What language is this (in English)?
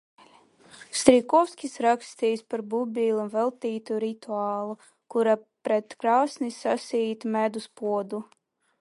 Latvian